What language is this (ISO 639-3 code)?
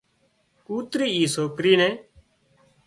kxp